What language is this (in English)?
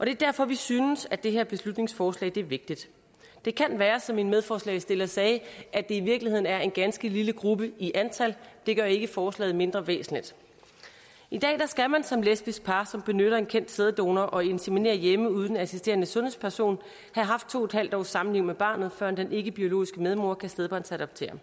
Danish